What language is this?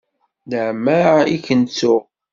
Kabyle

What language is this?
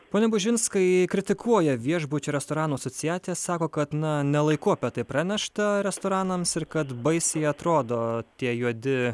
Lithuanian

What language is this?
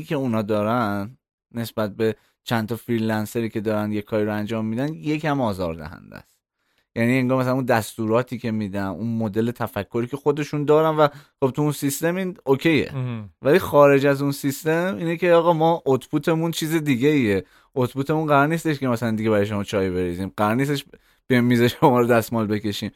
Persian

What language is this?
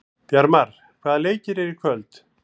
Icelandic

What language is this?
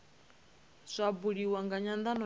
Venda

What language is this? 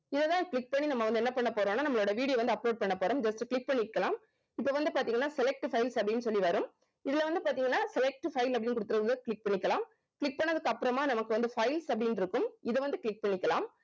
Tamil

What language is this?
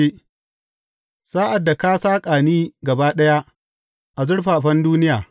Hausa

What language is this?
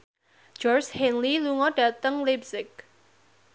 Javanese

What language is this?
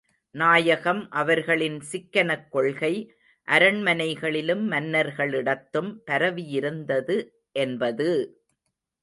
Tamil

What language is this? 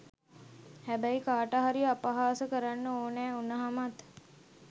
Sinhala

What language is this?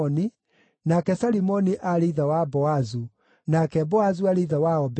Kikuyu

